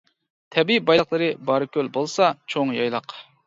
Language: Uyghur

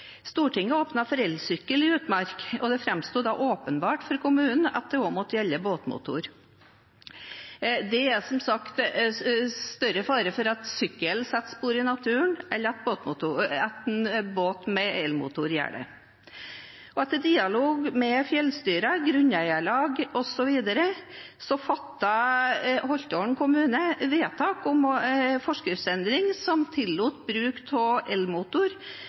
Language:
Norwegian Bokmål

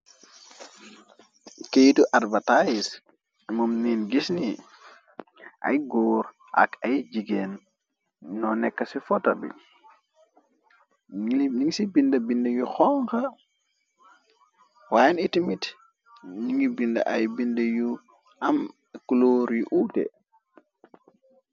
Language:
Wolof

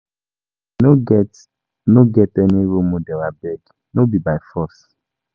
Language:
Nigerian Pidgin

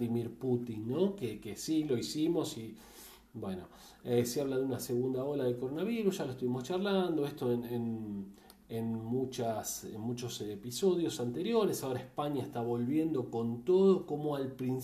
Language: Spanish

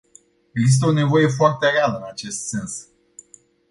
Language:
Romanian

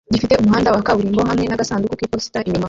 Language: Kinyarwanda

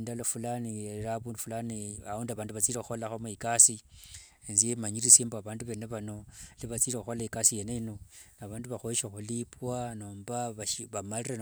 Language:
Wanga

